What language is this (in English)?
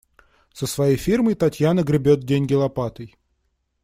Russian